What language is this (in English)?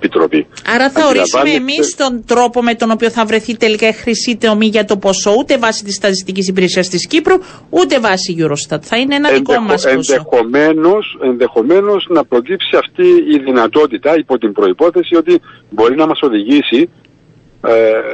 Greek